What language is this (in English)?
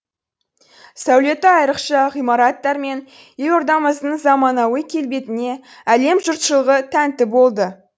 Kazakh